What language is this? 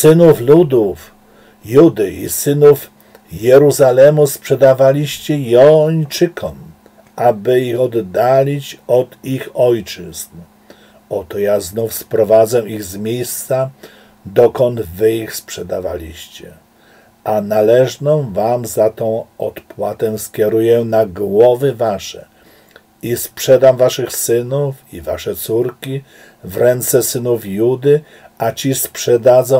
Polish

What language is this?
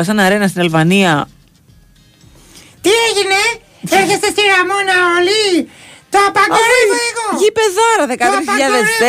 Greek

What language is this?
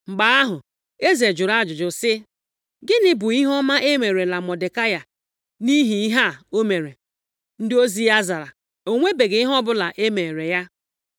Igbo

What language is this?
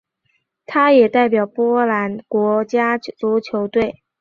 Chinese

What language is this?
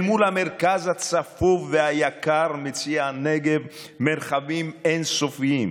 Hebrew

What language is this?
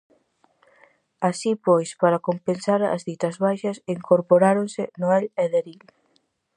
Galician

